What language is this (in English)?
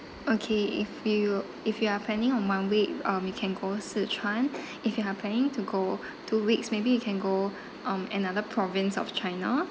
English